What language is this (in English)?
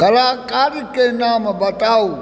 Maithili